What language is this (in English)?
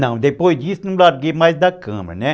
Portuguese